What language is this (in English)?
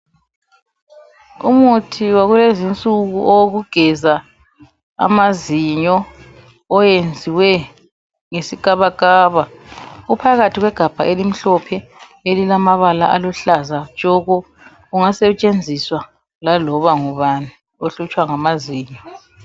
North Ndebele